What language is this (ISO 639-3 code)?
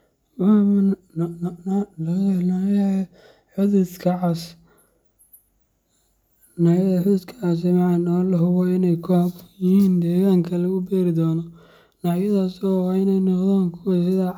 som